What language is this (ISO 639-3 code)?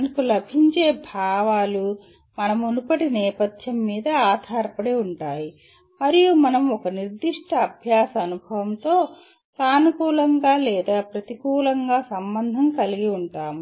tel